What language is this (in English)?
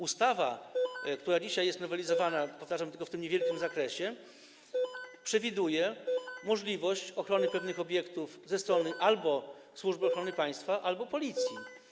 Polish